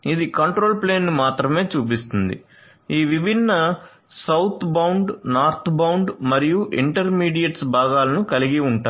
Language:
Telugu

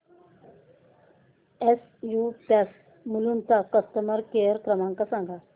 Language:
Marathi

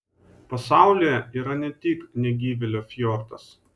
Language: Lithuanian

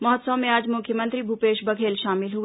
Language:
Hindi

